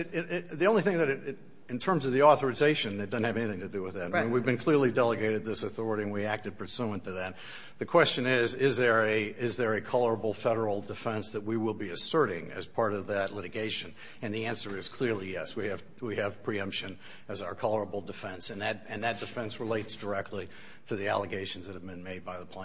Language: English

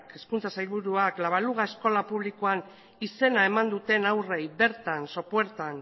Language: Basque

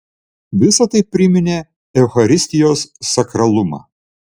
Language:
Lithuanian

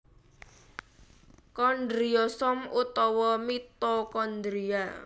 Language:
Javanese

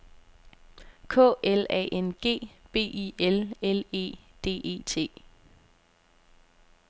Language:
Danish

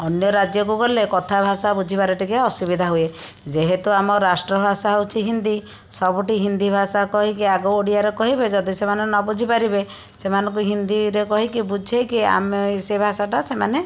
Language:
Odia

